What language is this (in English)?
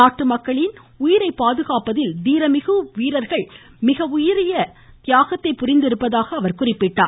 Tamil